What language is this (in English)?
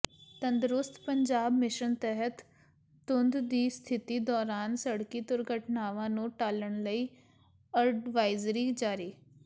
Punjabi